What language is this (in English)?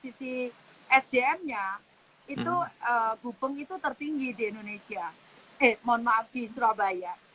Indonesian